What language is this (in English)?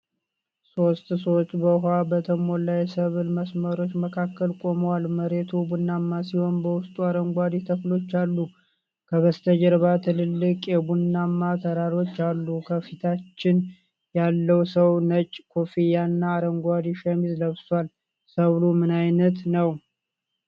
Amharic